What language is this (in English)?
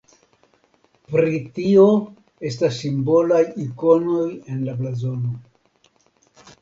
Esperanto